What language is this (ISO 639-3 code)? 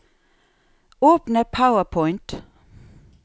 nor